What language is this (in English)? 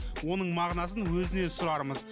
Kazakh